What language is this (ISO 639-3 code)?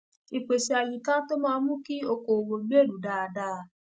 yor